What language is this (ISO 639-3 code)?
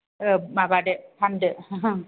brx